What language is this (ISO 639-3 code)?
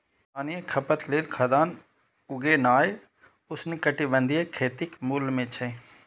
mai